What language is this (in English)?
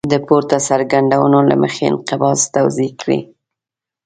Pashto